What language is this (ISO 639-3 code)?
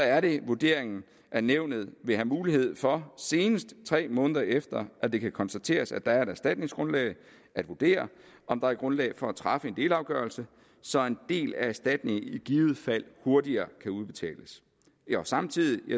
dan